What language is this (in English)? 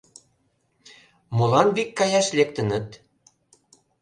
Mari